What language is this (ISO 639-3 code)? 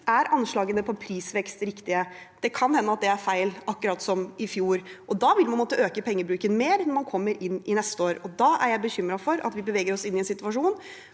nor